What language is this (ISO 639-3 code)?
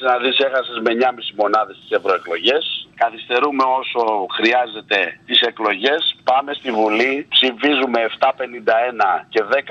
ell